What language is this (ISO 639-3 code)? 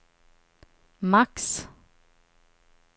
swe